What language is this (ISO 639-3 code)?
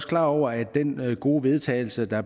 dan